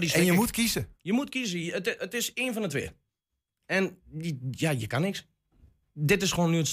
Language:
Dutch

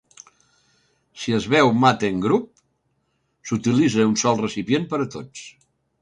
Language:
Catalan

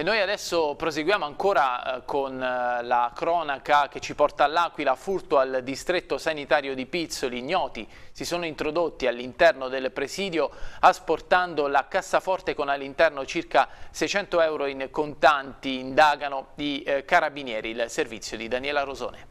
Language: Italian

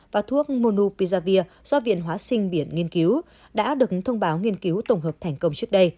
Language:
Vietnamese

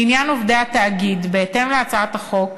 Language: Hebrew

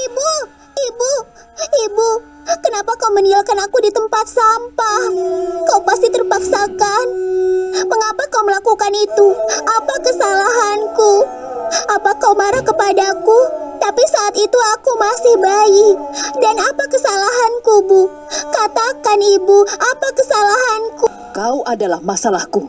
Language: Indonesian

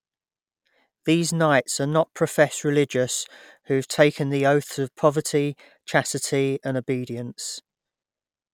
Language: English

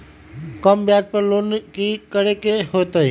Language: Magahi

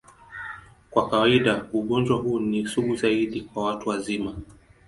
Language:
Swahili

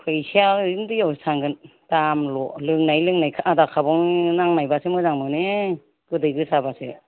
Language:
Bodo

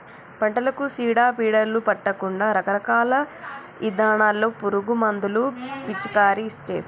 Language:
Telugu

